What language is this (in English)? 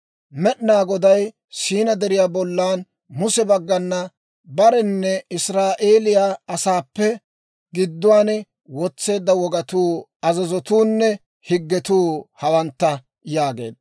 Dawro